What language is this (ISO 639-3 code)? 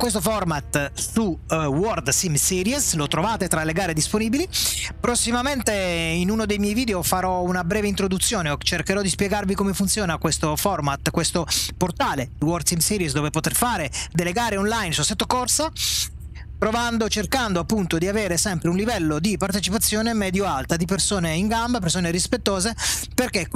ita